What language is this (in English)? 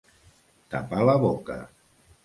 Catalan